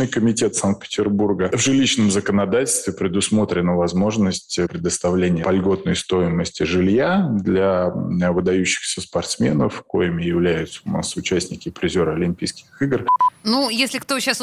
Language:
Russian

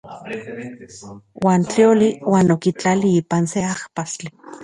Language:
Central Puebla Nahuatl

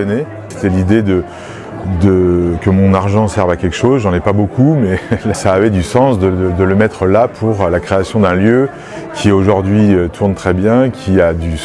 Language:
French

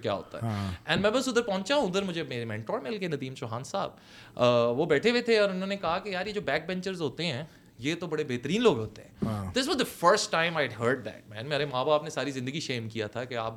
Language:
Urdu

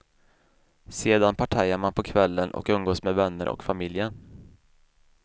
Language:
Swedish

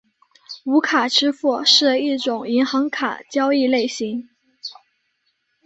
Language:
Chinese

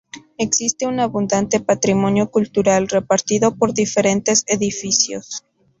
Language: Spanish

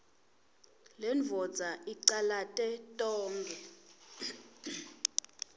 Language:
Swati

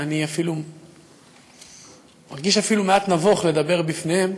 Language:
Hebrew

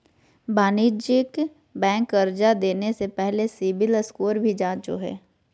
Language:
Magahi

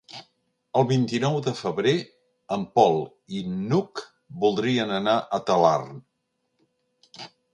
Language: Catalan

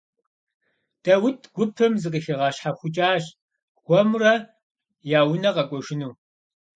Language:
Kabardian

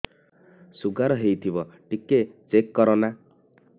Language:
Odia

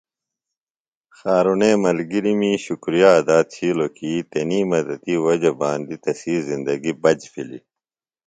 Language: Phalura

